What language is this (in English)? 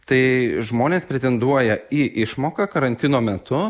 Lithuanian